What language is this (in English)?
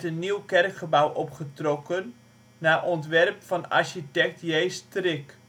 Dutch